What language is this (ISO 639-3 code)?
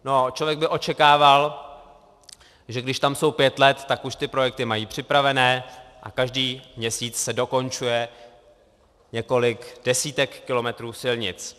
ces